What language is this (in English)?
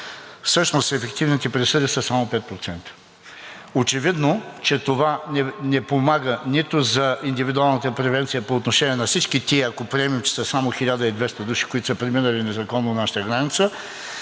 Bulgarian